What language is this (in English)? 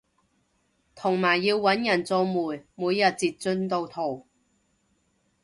Cantonese